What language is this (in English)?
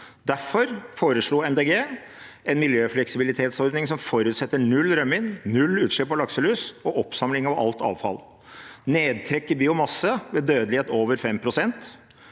Norwegian